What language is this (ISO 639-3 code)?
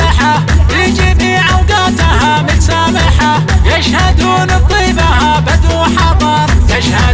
ara